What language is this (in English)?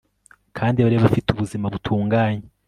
Kinyarwanda